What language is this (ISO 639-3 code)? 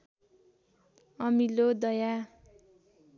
nep